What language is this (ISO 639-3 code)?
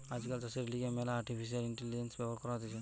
ben